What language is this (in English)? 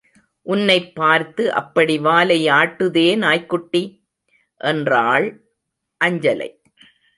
Tamil